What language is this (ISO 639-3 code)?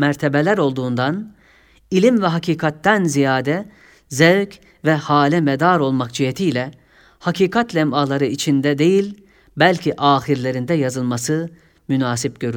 tur